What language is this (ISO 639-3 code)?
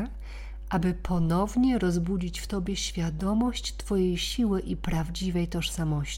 pol